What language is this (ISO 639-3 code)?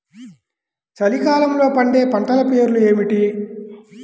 tel